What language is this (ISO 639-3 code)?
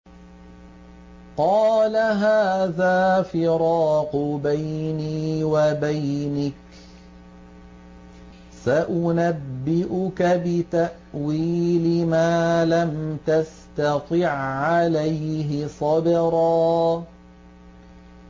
ara